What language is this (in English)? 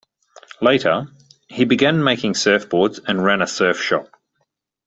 English